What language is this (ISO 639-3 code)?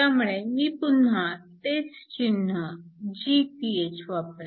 mar